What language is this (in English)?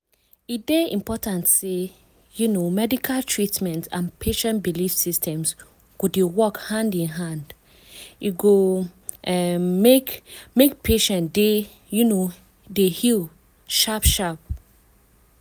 Nigerian Pidgin